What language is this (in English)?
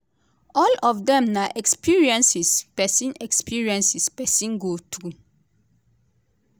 Nigerian Pidgin